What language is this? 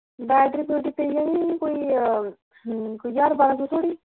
Dogri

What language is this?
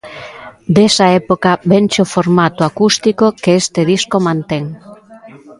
Galician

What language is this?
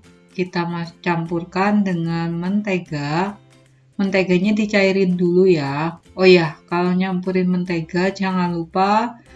Indonesian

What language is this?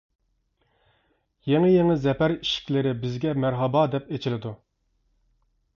Uyghur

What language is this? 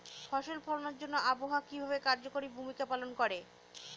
Bangla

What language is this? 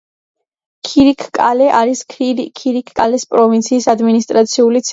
Georgian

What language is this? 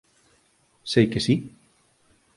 Galician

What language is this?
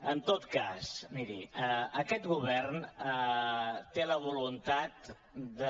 Catalan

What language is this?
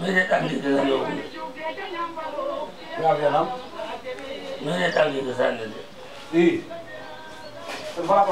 Romanian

